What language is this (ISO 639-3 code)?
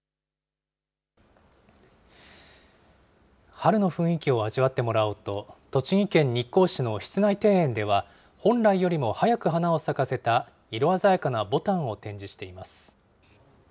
jpn